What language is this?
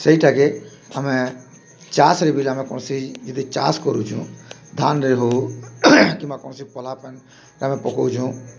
Odia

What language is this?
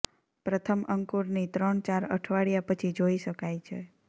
Gujarati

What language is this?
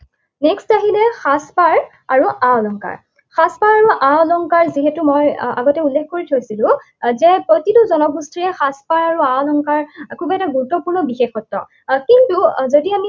Assamese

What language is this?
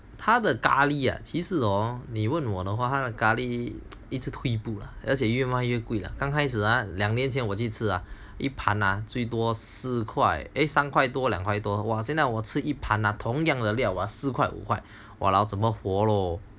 English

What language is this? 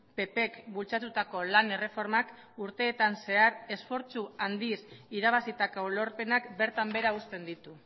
Basque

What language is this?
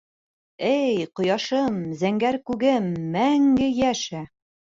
Bashkir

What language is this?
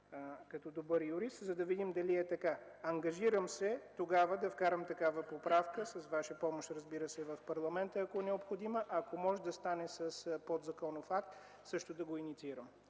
Bulgarian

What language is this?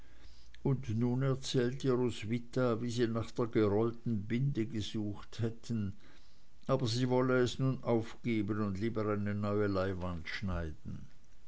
German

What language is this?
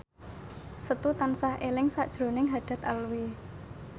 Javanese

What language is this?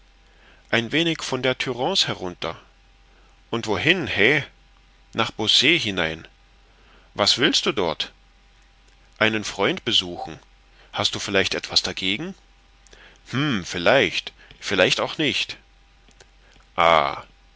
German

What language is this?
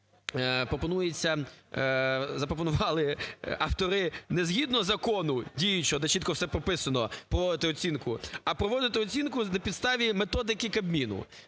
Ukrainian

